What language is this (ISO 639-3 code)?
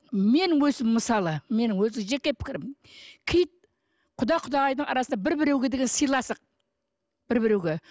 kaz